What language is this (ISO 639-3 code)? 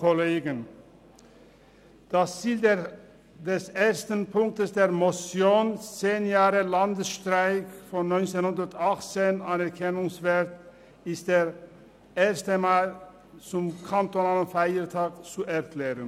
gsw